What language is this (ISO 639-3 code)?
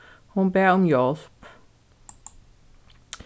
fao